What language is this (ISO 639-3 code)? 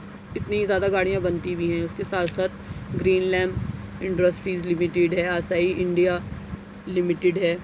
urd